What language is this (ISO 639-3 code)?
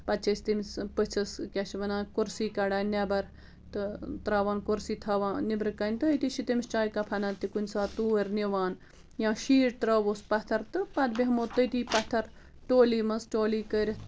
kas